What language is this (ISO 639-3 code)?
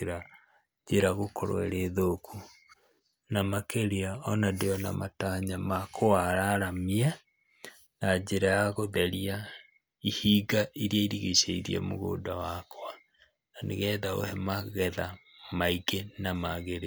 kik